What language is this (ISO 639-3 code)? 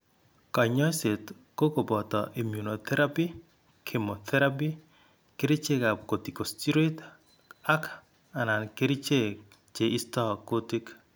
kln